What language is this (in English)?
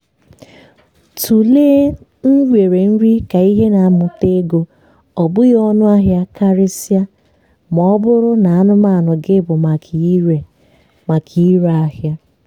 Igbo